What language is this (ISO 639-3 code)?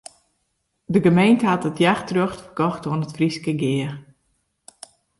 fry